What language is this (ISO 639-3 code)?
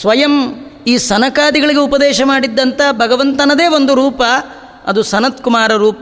kan